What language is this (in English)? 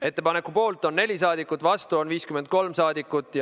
Estonian